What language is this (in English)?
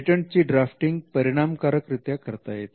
Marathi